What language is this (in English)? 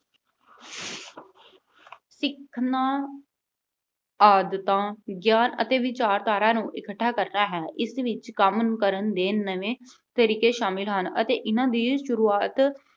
Punjabi